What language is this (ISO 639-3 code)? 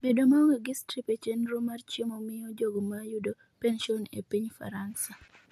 luo